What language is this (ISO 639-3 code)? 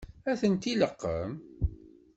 kab